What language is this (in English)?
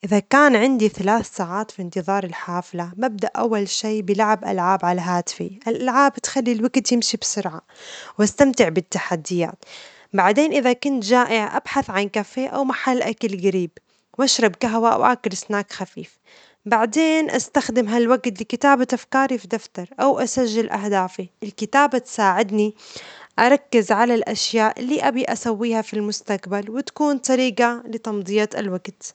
Omani Arabic